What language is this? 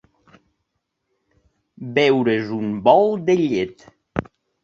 Catalan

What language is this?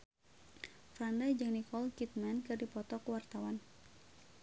Sundanese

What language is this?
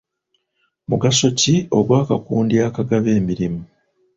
Ganda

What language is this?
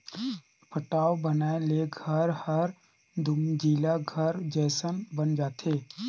Chhattisgarhi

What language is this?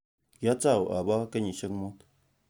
Kalenjin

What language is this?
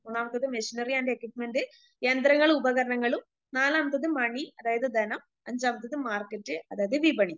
Malayalam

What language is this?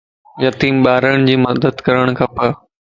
Lasi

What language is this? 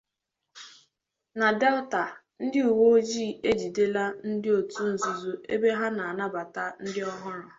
Igbo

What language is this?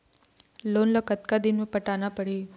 Chhattisgarhi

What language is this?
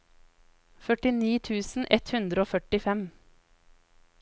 Norwegian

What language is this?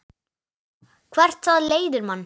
Icelandic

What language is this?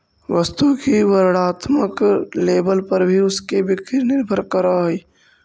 Magahi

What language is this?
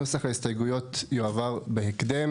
Hebrew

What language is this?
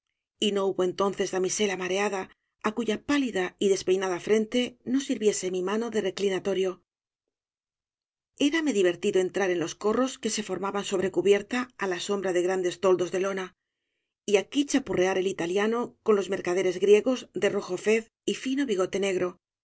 Spanish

